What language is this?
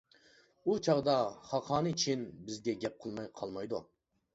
Uyghur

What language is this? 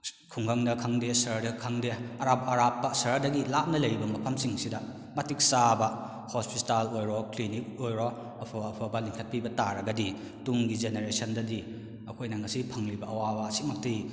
Manipuri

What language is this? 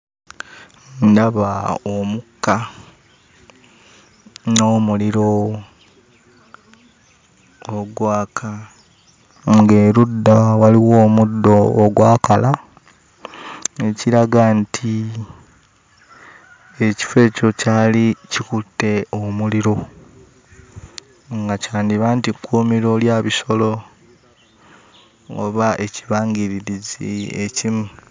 Ganda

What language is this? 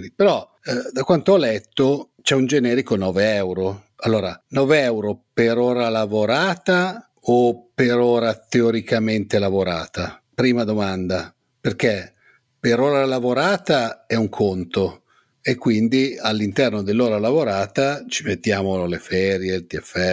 Italian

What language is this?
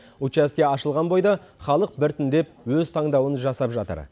Kazakh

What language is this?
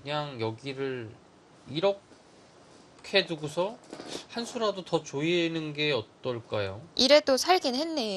Korean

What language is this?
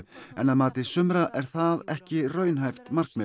Icelandic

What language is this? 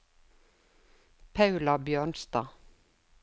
Norwegian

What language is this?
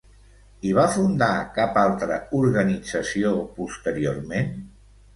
Catalan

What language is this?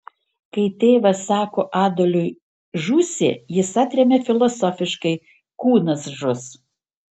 Lithuanian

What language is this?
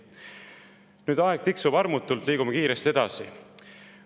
Estonian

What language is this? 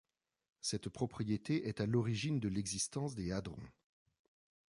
French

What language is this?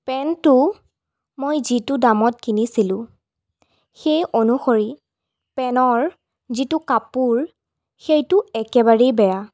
Assamese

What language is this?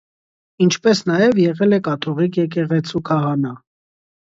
Armenian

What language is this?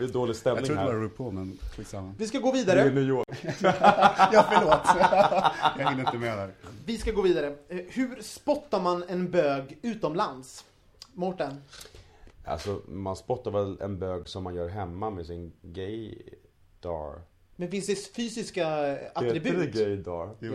Swedish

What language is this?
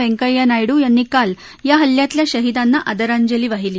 Marathi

